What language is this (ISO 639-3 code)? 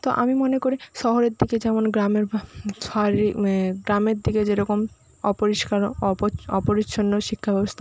ben